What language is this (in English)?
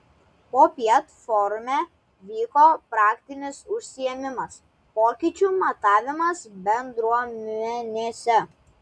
Lithuanian